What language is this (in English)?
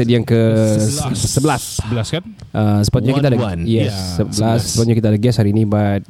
Malay